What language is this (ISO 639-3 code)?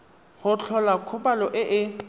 tsn